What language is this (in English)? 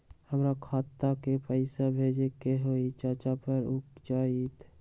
Magahi